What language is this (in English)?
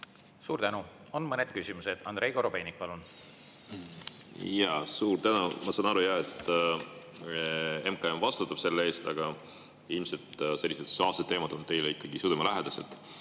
Estonian